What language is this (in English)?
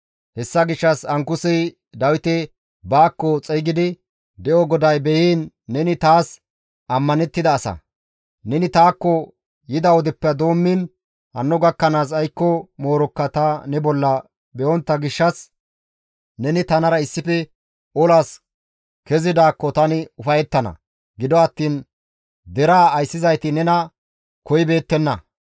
Gamo